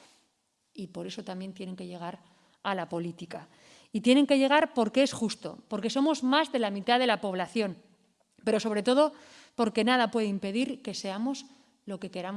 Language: Spanish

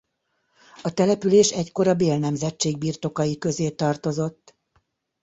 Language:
Hungarian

